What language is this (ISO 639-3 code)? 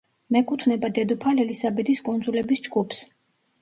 kat